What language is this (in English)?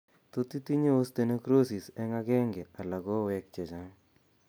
Kalenjin